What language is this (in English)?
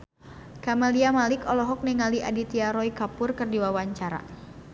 Sundanese